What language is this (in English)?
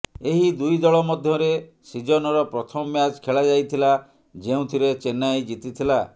Odia